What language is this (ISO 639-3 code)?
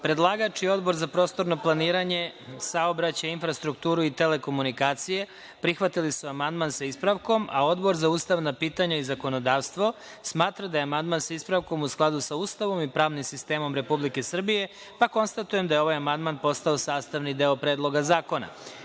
srp